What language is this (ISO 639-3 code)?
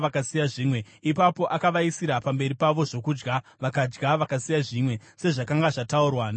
sna